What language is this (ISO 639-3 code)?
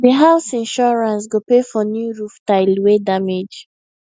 pcm